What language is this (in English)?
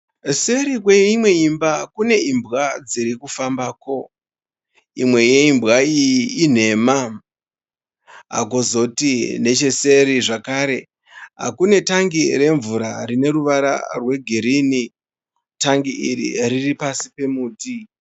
Shona